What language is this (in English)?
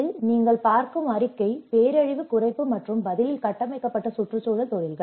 Tamil